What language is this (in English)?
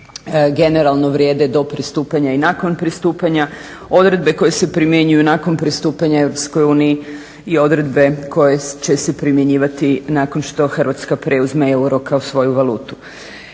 Croatian